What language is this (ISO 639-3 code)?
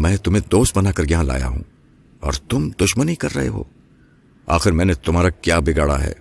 urd